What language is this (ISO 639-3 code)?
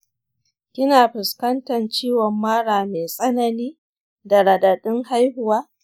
hau